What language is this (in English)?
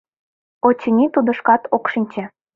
Mari